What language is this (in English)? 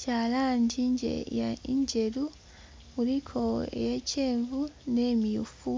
Soga